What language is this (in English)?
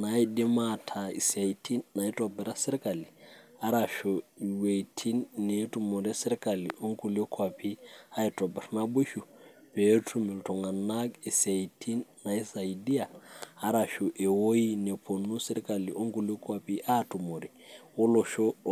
Masai